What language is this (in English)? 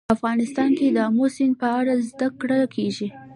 Pashto